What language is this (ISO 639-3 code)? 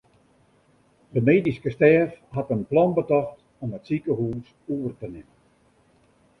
fry